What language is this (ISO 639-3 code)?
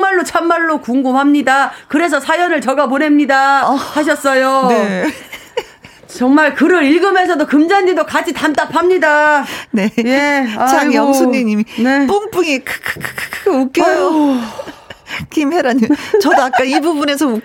kor